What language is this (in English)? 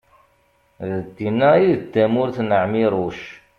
Kabyle